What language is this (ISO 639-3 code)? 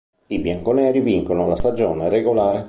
ita